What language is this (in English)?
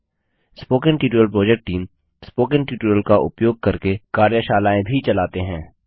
Hindi